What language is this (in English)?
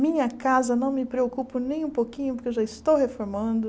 Portuguese